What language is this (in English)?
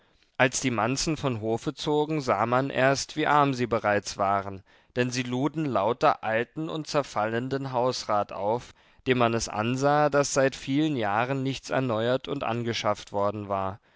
German